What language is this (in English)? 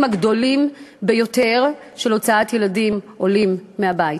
Hebrew